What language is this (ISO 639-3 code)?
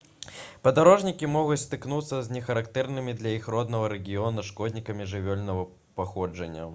bel